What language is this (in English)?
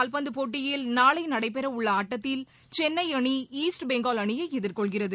Tamil